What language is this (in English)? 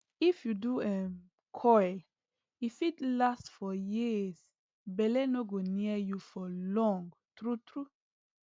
Nigerian Pidgin